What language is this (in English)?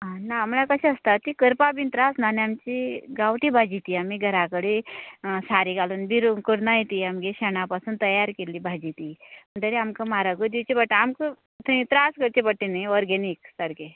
Konkani